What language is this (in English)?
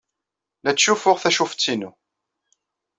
Kabyle